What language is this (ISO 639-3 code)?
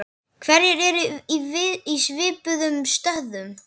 isl